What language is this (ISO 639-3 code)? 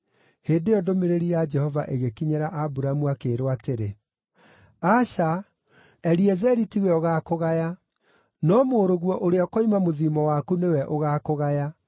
kik